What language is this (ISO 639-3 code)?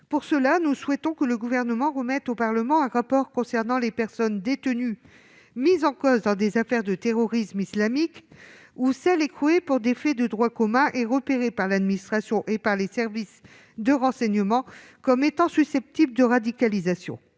fra